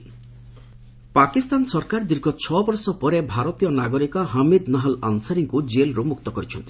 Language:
Odia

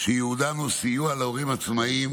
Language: Hebrew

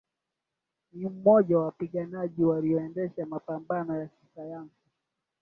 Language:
Swahili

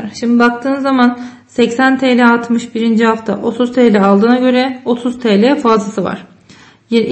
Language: Turkish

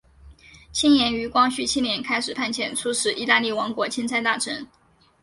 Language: Chinese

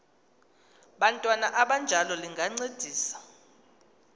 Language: Xhosa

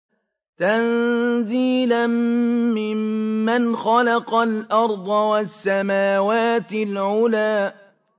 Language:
Arabic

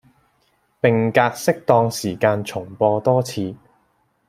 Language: Cantonese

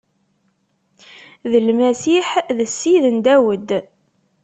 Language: Kabyle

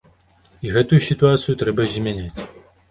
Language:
Belarusian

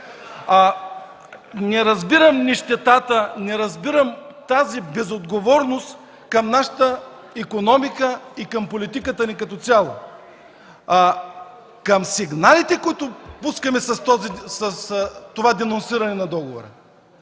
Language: Bulgarian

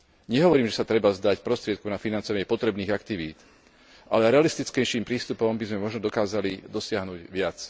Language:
Slovak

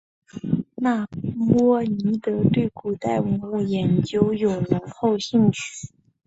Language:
Chinese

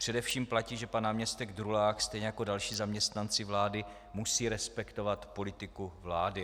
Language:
Czech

